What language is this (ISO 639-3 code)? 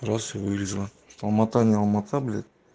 rus